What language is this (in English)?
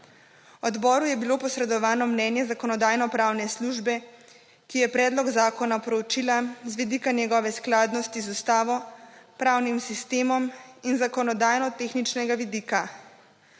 Slovenian